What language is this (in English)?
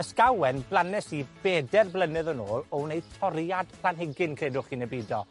Welsh